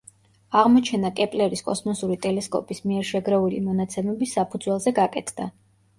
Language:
Georgian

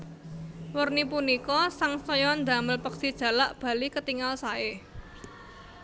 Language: Javanese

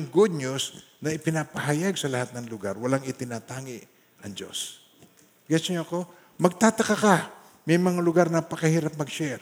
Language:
Filipino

